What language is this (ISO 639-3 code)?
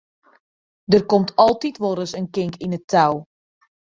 fry